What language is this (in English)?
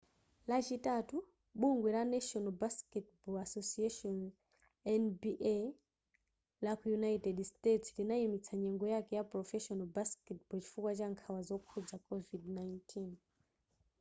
Nyanja